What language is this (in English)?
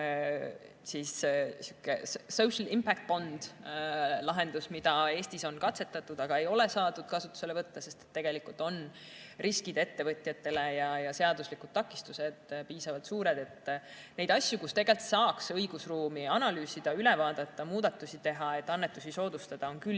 Estonian